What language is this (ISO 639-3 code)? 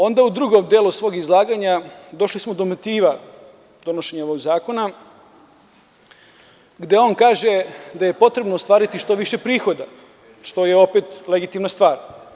srp